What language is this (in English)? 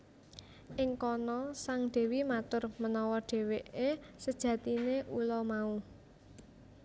Javanese